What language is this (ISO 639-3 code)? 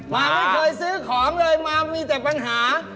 tha